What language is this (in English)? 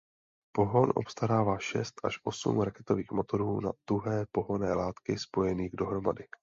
Czech